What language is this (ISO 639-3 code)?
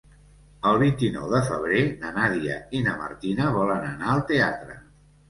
cat